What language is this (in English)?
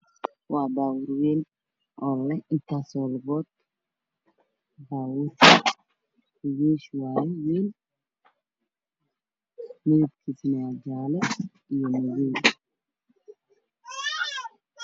Somali